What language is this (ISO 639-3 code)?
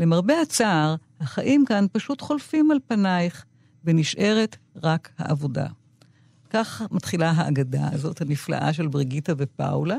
heb